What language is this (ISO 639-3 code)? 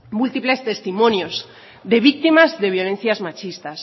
spa